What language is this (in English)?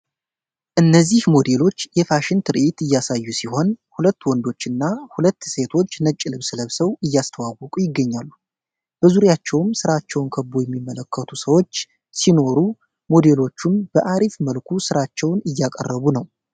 Amharic